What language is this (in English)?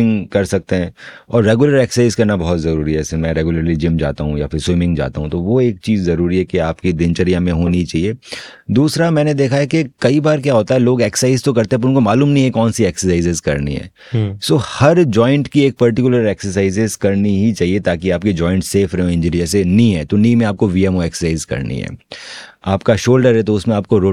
Hindi